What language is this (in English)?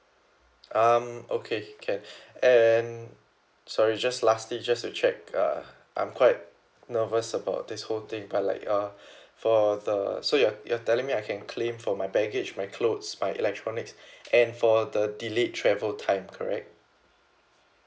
English